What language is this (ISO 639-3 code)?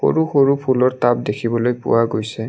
asm